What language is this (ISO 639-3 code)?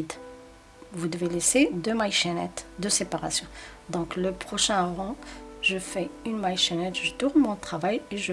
fra